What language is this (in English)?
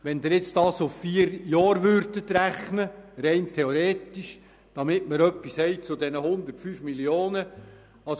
Swiss German